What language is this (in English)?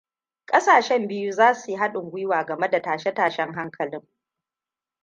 Hausa